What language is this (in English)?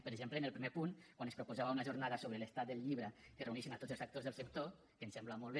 Catalan